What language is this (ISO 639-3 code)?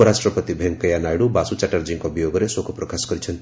ori